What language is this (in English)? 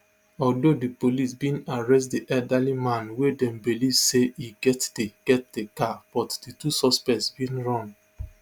Nigerian Pidgin